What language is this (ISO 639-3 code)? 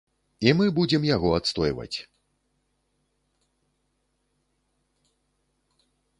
bel